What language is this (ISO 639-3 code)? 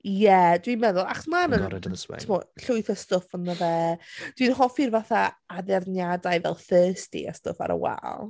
cym